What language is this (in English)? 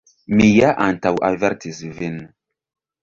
Esperanto